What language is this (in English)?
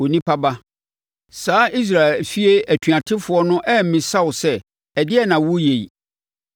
Akan